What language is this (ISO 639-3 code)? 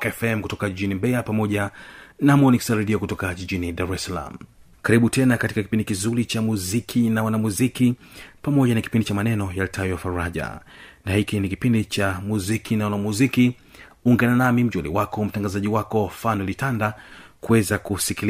swa